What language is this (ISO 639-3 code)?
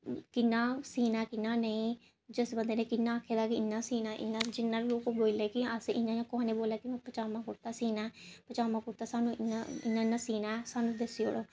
doi